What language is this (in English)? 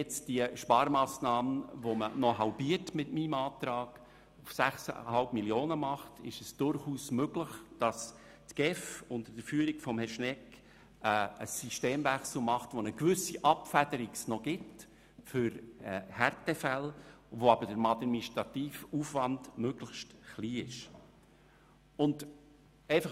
Swiss German